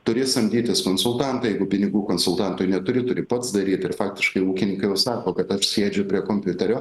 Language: Lithuanian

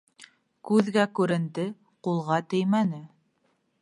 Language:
Bashkir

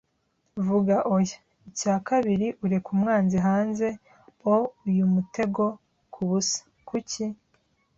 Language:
Kinyarwanda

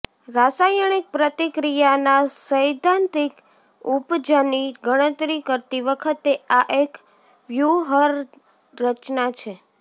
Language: Gujarati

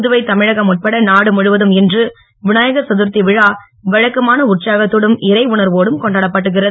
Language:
Tamil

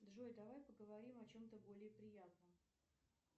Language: Russian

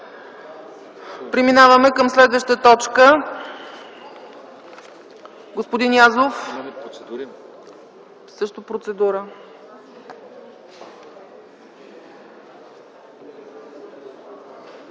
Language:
Bulgarian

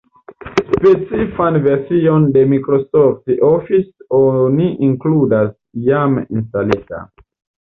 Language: Esperanto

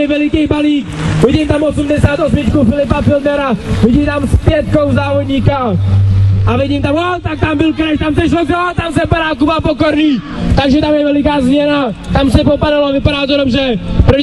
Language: Czech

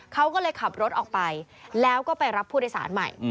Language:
Thai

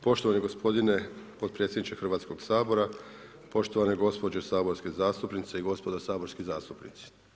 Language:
Croatian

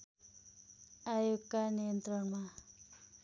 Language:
Nepali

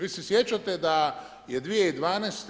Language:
Croatian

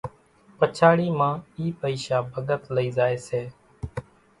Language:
Kachi Koli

